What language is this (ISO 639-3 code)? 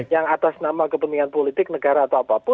ind